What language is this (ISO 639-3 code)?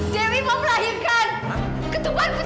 ind